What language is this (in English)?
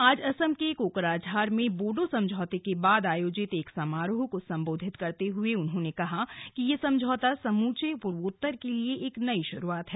Hindi